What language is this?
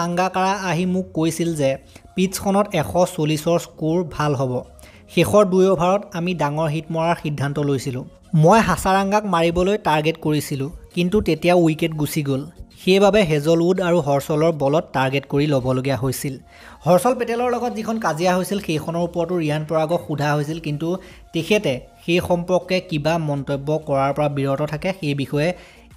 Indonesian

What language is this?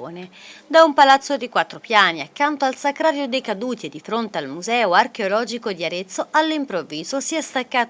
Italian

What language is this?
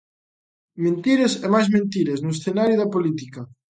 Galician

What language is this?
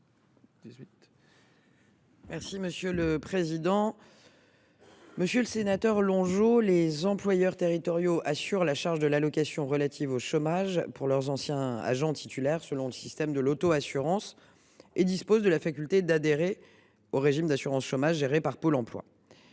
French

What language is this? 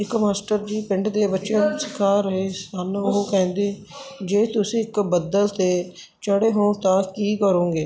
Punjabi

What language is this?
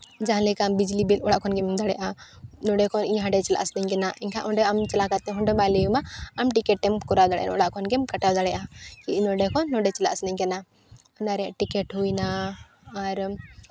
Santali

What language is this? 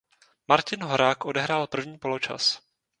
Czech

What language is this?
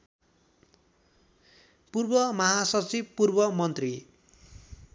Nepali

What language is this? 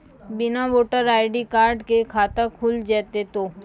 Maithili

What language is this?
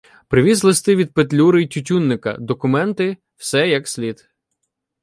Ukrainian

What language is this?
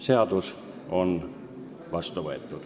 Estonian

